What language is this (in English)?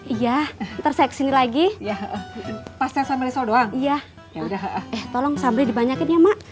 Indonesian